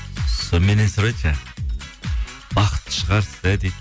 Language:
Kazakh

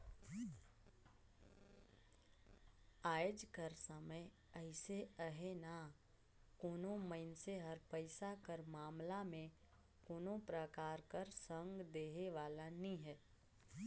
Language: Chhattisgarhi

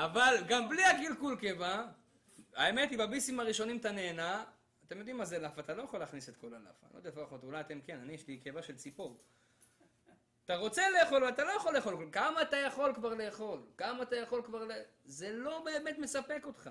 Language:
Hebrew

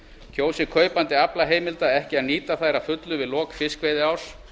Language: Icelandic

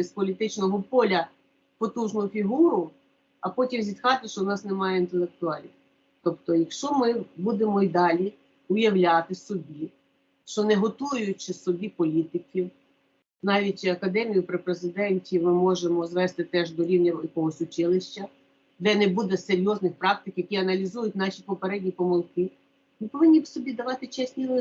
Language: Ukrainian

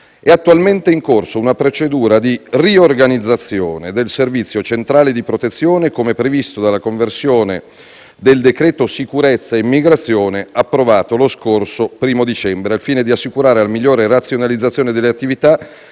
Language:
Italian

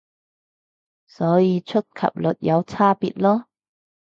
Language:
Cantonese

